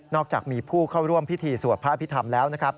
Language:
Thai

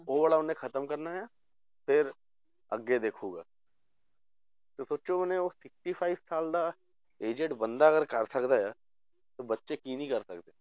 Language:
Punjabi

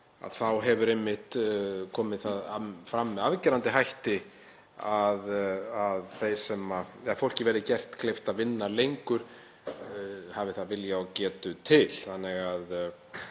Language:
Icelandic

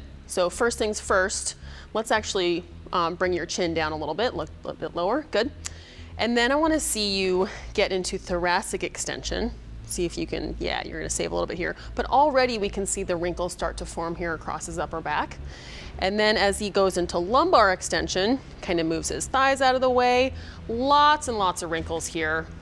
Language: English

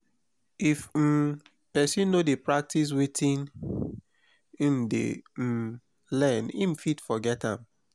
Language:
Nigerian Pidgin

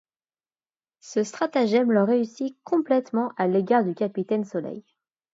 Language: French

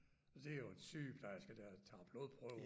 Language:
Danish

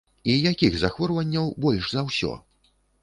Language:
Belarusian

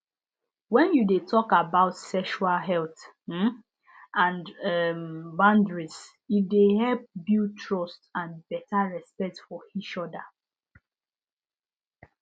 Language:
Nigerian Pidgin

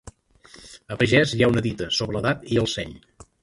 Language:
Catalan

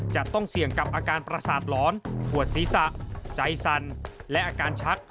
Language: Thai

